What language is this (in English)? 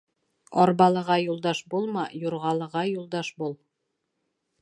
Bashkir